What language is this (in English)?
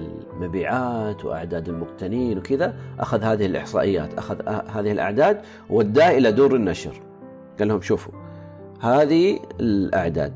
Arabic